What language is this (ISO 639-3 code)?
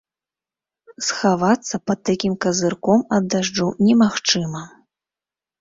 bel